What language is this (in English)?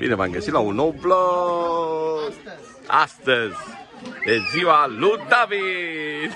Romanian